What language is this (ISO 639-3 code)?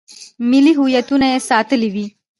pus